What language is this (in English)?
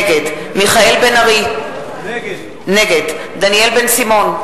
Hebrew